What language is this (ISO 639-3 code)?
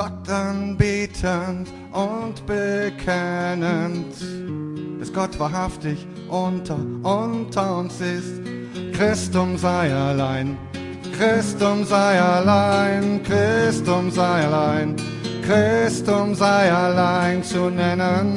deu